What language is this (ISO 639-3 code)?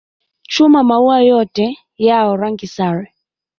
swa